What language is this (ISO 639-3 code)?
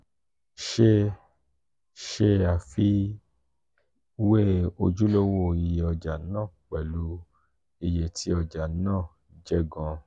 yor